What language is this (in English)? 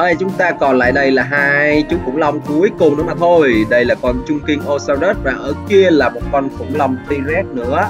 Vietnamese